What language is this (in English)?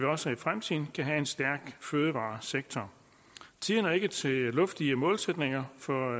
Danish